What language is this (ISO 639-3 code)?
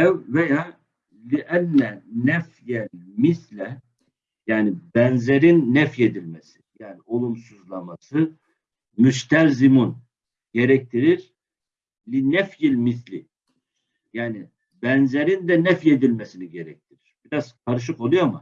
tur